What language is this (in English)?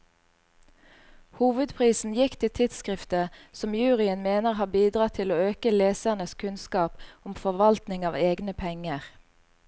Norwegian